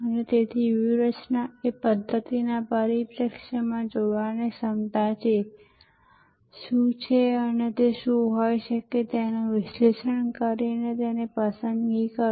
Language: Gujarati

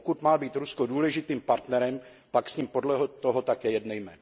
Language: Czech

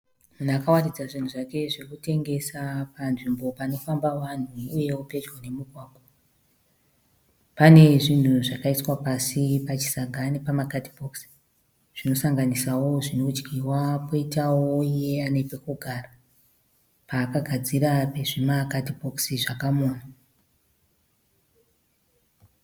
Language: Shona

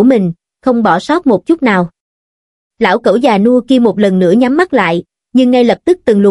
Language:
Vietnamese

